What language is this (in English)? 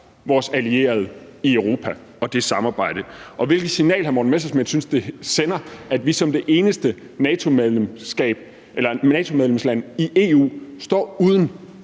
Danish